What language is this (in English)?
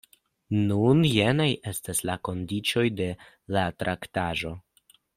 Esperanto